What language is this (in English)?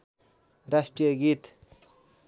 Nepali